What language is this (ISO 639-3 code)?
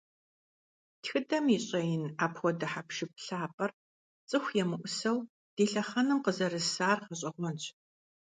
kbd